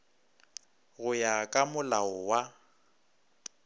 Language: Northern Sotho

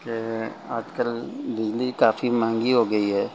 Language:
Urdu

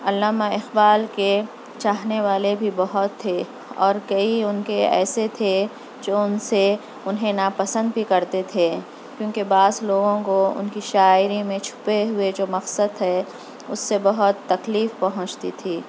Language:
Urdu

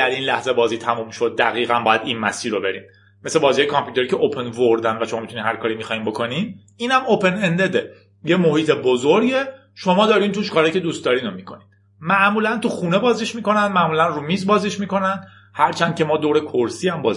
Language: Persian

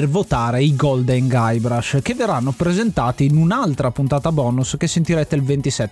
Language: Italian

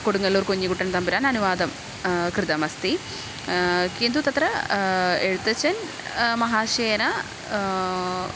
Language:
Sanskrit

